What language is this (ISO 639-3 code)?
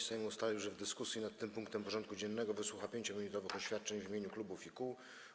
pol